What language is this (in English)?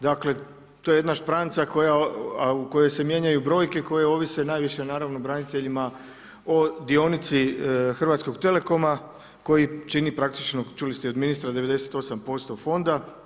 Croatian